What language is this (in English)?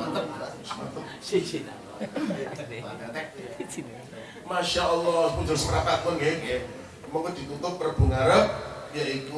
Indonesian